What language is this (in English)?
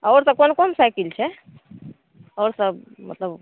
Maithili